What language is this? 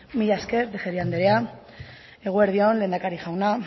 Basque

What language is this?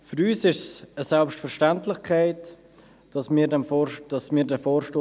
Swiss German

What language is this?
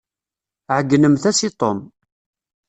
Kabyle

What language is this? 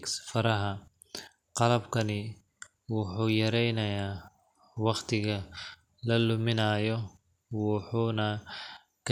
Somali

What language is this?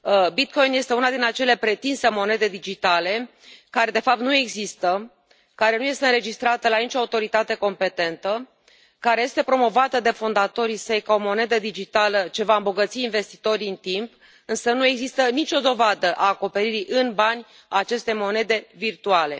Romanian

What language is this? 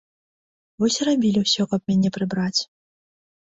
Belarusian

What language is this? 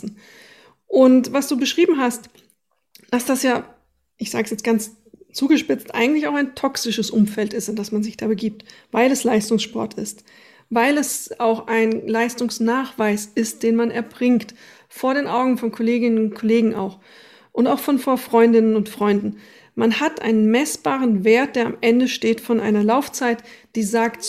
German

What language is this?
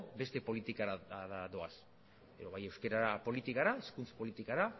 Basque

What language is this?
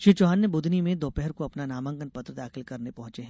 Hindi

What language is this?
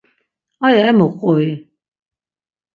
Laz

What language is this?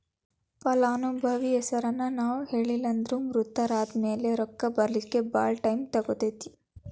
Kannada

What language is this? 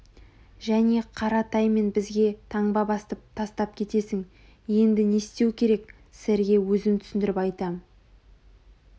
Kazakh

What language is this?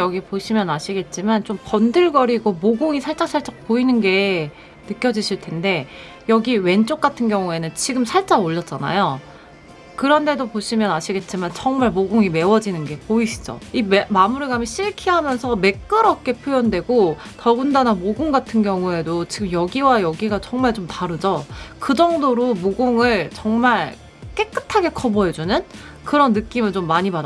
Korean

